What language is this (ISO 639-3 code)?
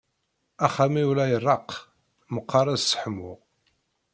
kab